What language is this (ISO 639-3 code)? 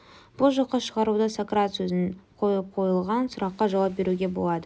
kaz